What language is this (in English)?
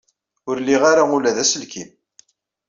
Kabyle